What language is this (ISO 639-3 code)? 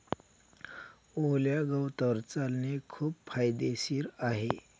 mar